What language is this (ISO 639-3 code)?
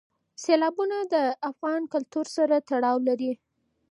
pus